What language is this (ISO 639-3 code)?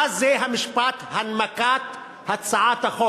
heb